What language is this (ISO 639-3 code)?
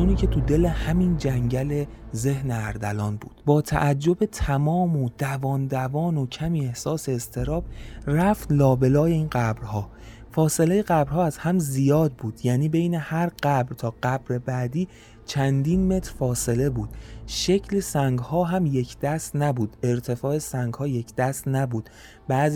fas